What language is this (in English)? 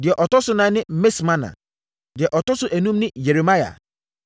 Akan